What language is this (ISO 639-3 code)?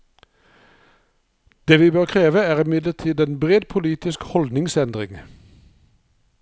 nor